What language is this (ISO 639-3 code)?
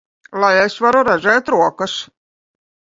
lav